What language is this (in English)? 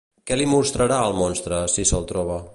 Catalan